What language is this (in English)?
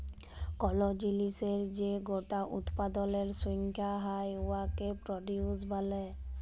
Bangla